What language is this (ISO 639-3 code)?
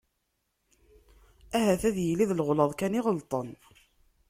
kab